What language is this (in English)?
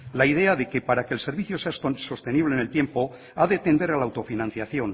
Spanish